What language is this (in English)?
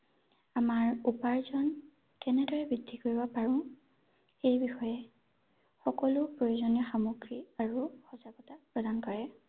Assamese